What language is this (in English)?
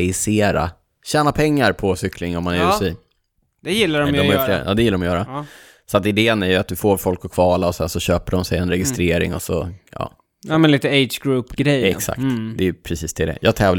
Swedish